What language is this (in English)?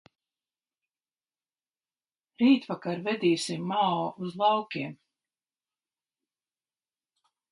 Latvian